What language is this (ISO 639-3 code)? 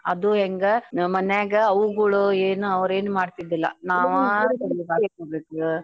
kan